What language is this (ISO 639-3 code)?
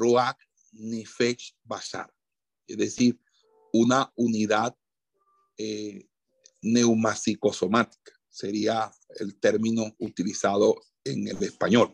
spa